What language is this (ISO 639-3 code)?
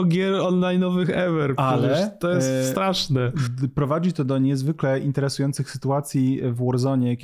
pol